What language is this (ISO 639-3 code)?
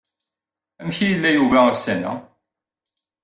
kab